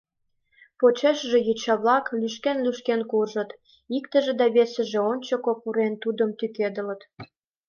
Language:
Mari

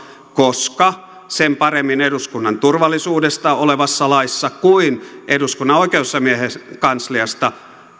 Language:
Finnish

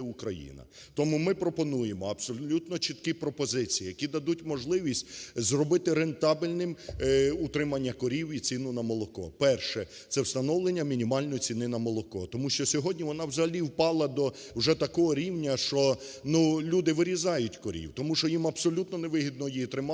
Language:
Ukrainian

